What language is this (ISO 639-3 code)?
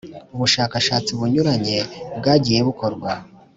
kin